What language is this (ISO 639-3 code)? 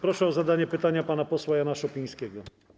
pol